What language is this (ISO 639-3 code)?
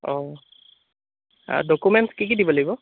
asm